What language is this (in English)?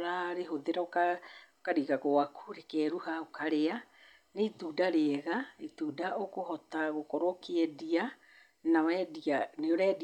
Kikuyu